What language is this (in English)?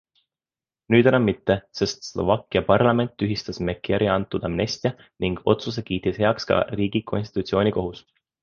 Estonian